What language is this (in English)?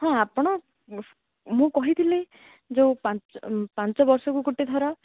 Odia